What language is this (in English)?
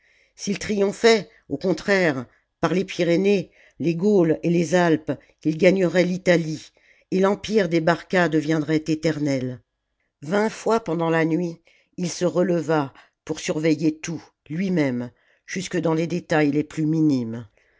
French